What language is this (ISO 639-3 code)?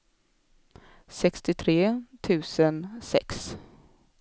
swe